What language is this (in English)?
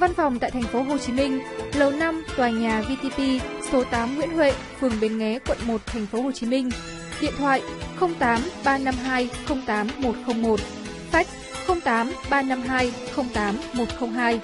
Vietnamese